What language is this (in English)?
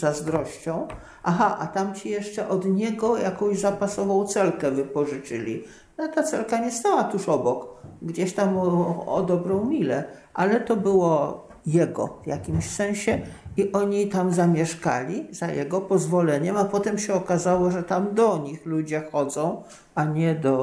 Polish